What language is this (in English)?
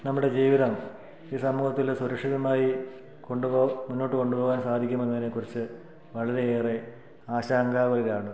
Malayalam